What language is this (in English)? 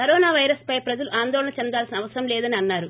Telugu